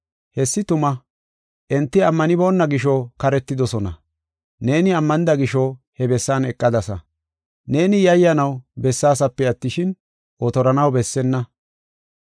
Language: Gofa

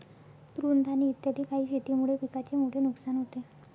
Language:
Marathi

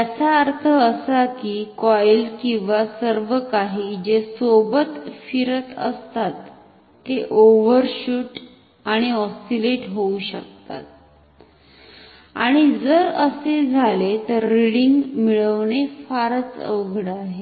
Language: Marathi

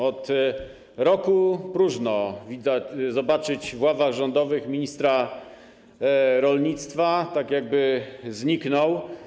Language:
Polish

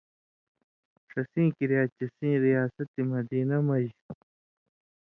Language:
Indus Kohistani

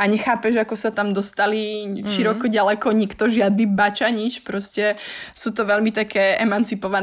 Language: Slovak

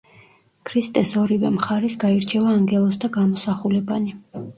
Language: Georgian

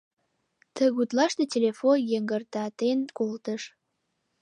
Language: Mari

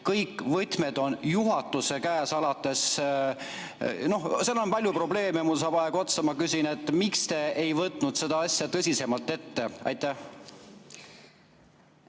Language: Estonian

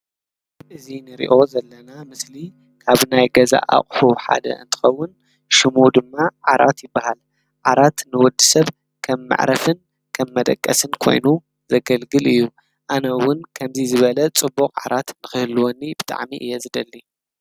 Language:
Tigrinya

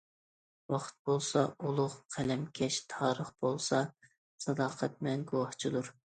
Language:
Uyghur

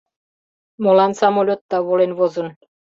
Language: Mari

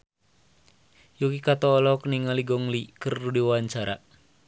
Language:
Sundanese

